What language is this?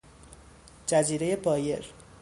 Persian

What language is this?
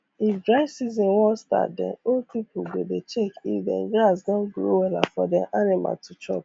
Nigerian Pidgin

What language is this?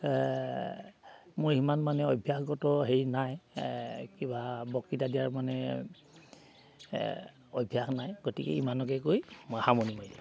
Assamese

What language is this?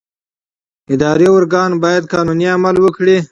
Pashto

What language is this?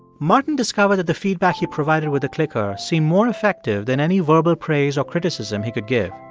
English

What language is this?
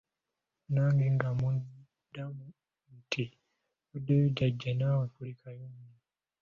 Ganda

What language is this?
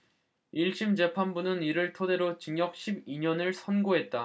Korean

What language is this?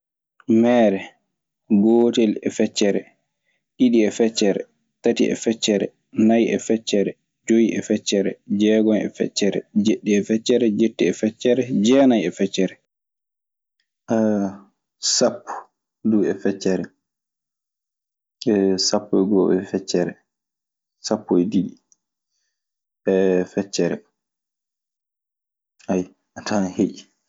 Maasina Fulfulde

